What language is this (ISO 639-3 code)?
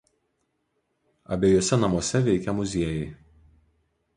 lit